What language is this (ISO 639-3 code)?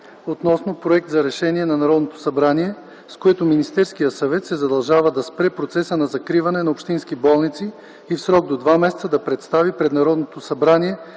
bul